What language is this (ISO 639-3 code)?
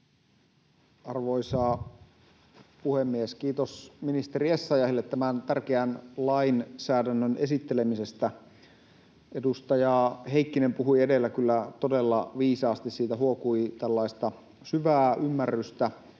fin